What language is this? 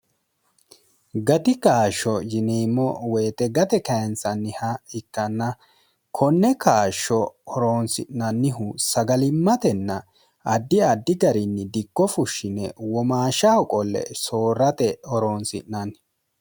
Sidamo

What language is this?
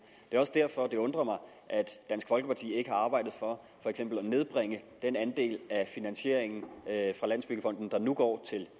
Danish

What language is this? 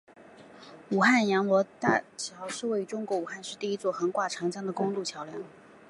Chinese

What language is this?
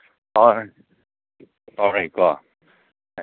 Manipuri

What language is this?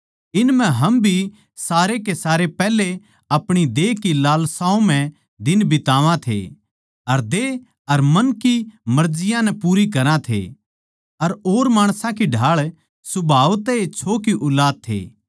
Haryanvi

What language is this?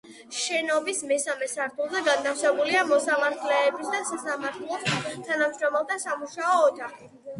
Georgian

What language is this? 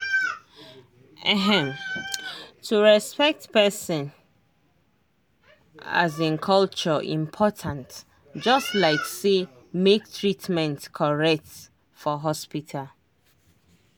Nigerian Pidgin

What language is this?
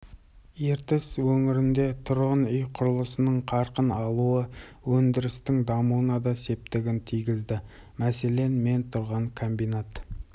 Kazakh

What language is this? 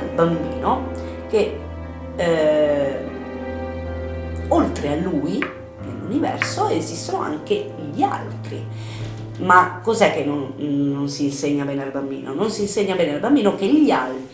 Italian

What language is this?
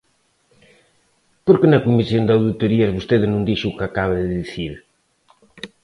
Galician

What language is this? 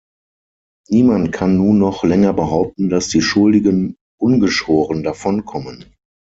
German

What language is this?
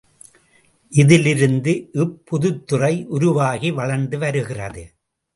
Tamil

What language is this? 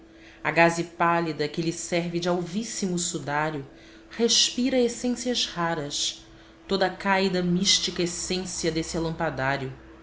Portuguese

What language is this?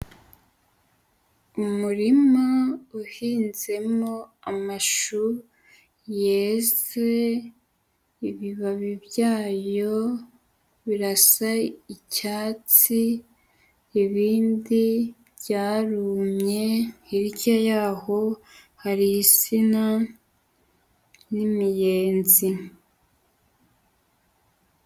Kinyarwanda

